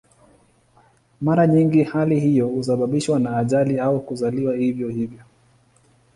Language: Swahili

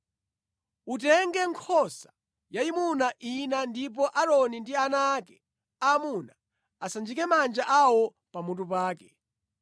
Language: Nyanja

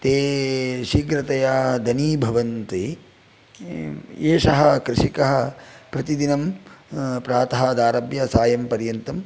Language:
Sanskrit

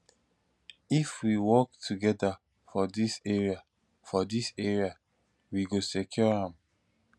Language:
Nigerian Pidgin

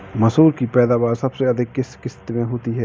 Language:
Hindi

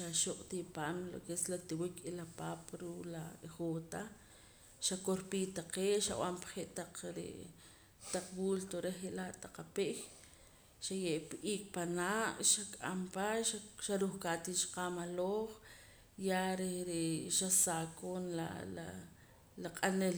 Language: Poqomam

